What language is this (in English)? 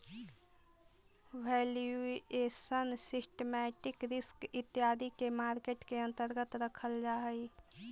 Magahi